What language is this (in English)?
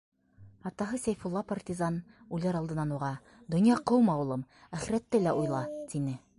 Bashkir